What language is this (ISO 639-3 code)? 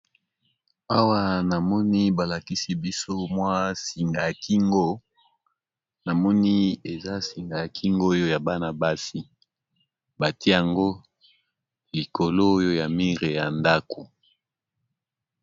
lin